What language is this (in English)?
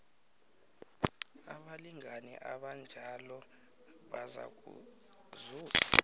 South Ndebele